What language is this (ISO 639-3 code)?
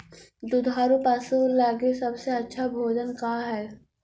mag